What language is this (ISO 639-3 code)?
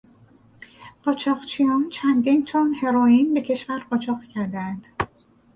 fas